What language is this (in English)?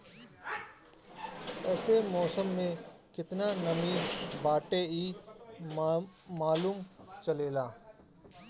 Bhojpuri